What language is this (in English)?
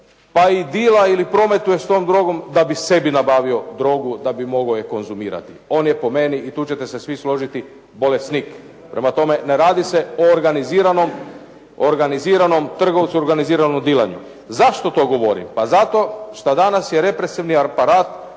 Croatian